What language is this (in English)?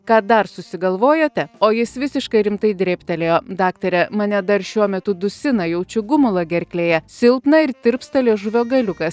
Lithuanian